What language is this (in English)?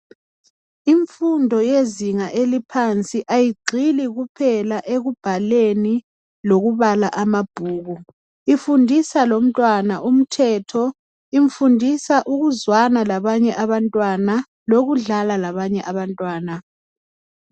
North Ndebele